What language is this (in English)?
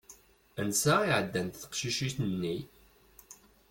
Kabyle